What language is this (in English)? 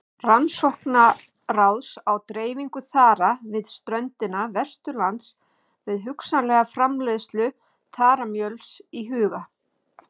Icelandic